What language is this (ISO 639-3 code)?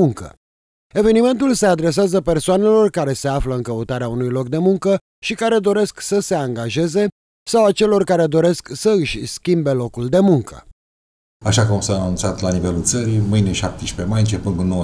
ron